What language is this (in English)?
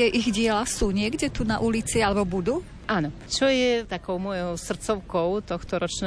Slovak